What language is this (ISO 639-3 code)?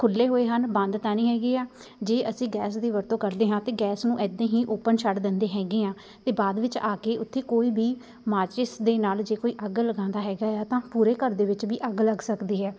pan